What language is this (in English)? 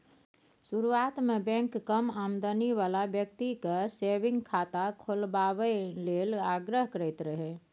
Maithili